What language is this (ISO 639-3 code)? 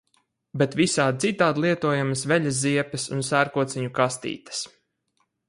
lav